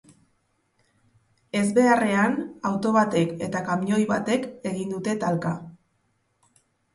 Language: Basque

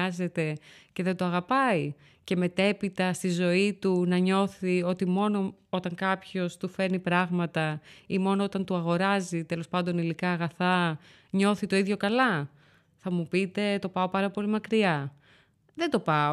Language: Greek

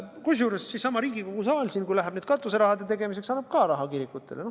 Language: Estonian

